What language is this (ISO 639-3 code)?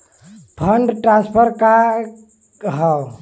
bho